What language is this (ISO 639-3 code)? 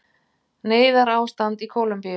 isl